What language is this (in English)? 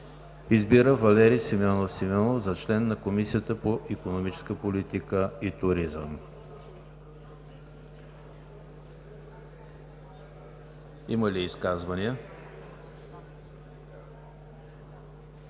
Bulgarian